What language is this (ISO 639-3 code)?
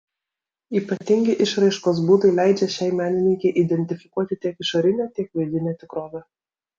lit